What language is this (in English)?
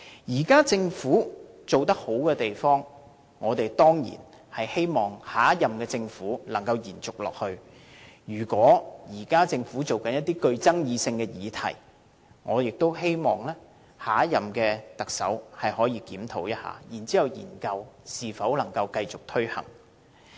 Cantonese